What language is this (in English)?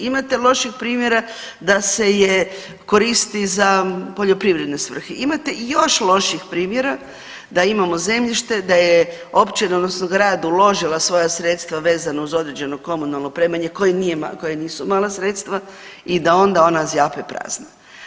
Croatian